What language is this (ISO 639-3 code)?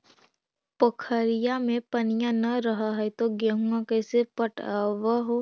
mag